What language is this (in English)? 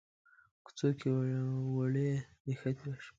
Pashto